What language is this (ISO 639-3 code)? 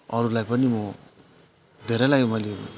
nep